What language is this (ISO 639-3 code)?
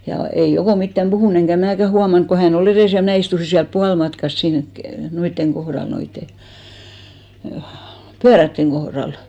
fin